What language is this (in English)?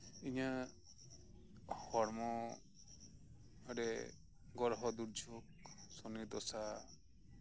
Santali